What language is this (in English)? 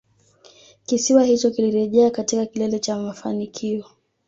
Swahili